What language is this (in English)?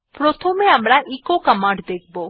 Bangla